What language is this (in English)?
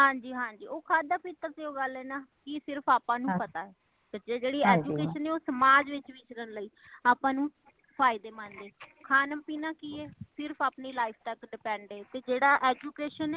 Punjabi